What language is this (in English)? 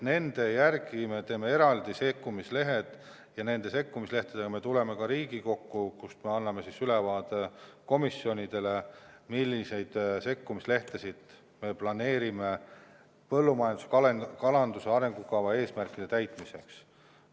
Estonian